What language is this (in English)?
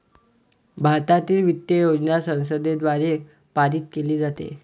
Marathi